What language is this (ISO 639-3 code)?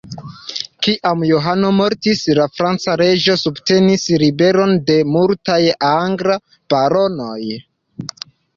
epo